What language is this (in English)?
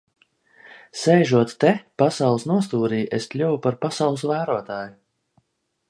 Latvian